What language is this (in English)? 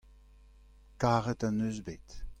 Breton